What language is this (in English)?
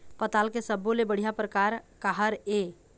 Chhattisgarhi